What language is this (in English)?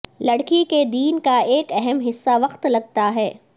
Urdu